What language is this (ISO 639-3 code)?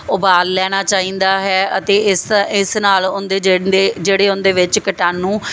pan